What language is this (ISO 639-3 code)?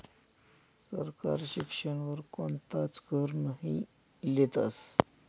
mar